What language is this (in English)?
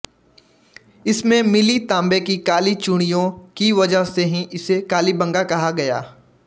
Hindi